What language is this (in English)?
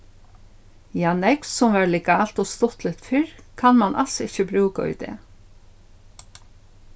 Faroese